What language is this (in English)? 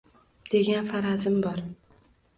Uzbek